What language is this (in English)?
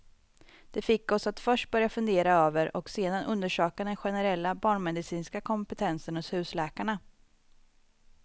Swedish